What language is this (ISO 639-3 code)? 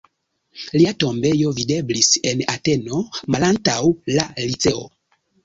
epo